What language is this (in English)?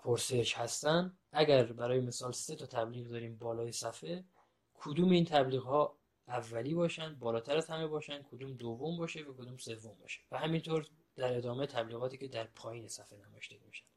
Persian